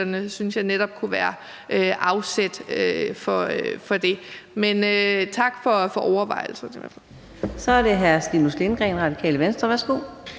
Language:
Danish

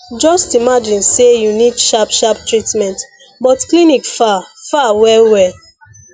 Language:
Nigerian Pidgin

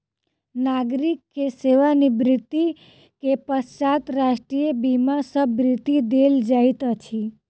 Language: Maithili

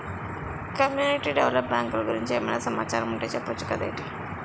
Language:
Telugu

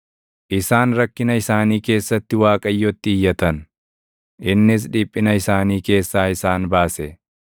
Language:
Oromo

